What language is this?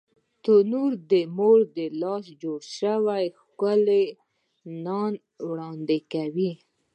Pashto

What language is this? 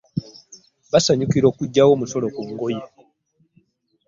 Ganda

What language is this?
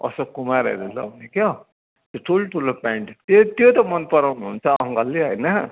Nepali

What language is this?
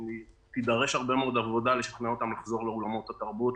Hebrew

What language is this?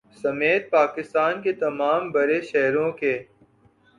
Urdu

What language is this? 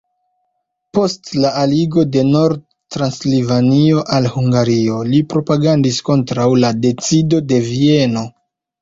Esperanto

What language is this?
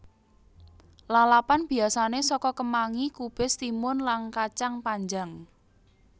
Javanese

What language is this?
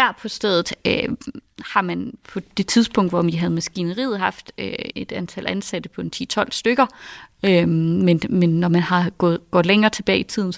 Danish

